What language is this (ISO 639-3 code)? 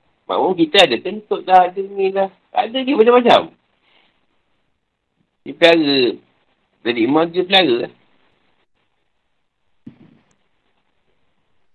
msa